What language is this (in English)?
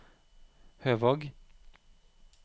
Norwegian